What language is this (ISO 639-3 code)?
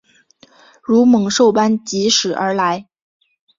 zho